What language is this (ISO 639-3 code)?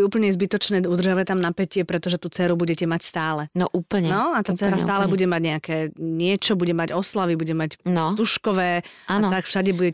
slk